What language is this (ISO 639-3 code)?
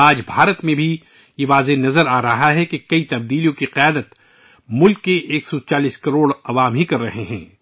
urd